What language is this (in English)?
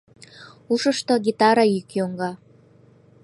Mari